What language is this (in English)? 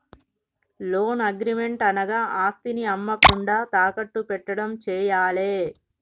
Telugu